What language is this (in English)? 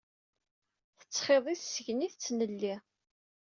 Kabyle